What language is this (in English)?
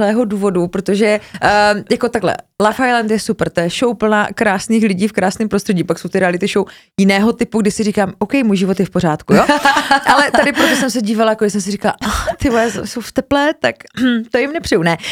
Czech